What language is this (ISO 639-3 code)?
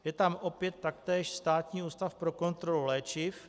ces